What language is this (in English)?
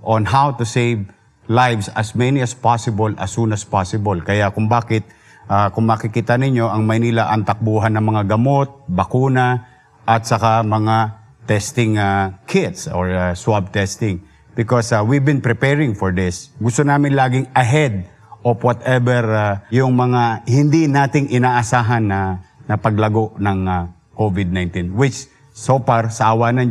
Filipino